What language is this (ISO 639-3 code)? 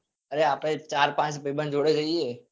guj